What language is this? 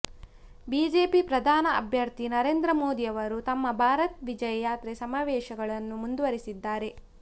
Kannada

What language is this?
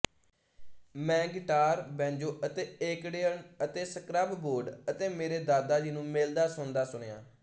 Punjabi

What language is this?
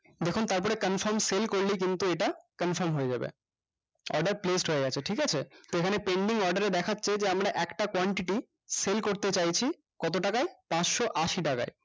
Bangla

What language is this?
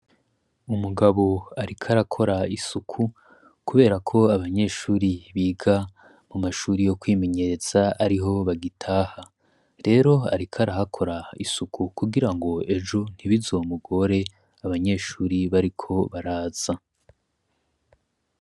Rundi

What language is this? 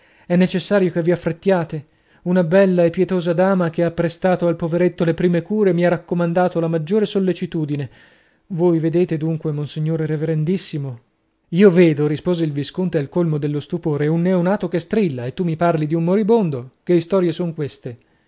Italian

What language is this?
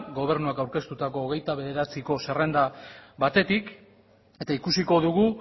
Basque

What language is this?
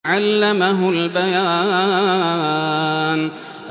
Arabic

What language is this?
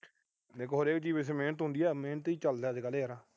Punjabi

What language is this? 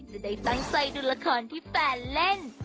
Thai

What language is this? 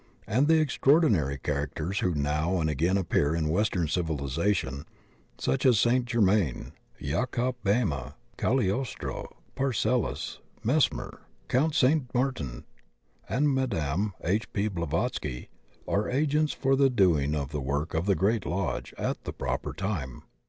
English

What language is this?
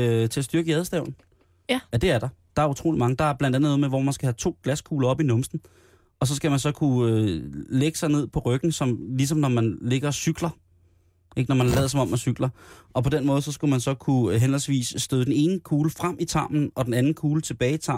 Danish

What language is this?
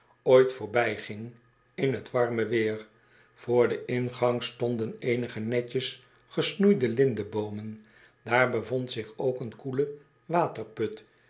Dutch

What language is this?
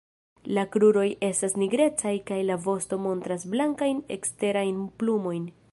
Esperanto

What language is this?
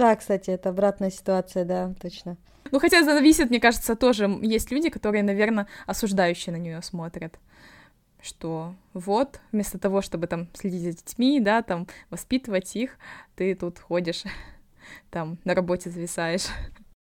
Russian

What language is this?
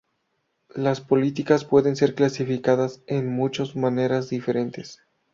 Spanish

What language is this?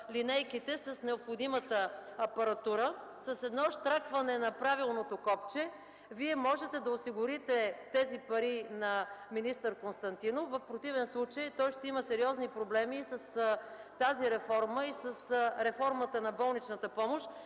Bulgarian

